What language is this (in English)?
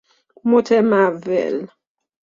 Persian